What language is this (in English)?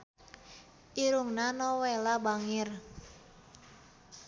Sundanese